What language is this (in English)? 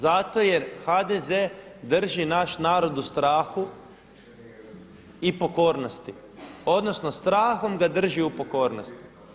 Croatian